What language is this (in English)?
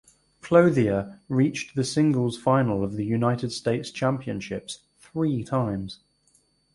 English